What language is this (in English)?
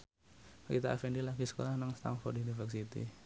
Javanese